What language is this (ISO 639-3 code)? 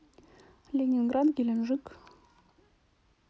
rus